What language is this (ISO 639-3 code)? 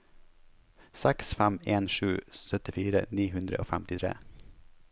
nor